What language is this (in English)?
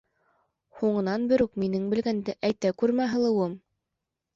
Bashkir